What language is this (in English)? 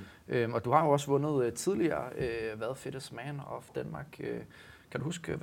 Danish